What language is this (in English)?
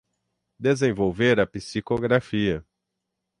Portuguese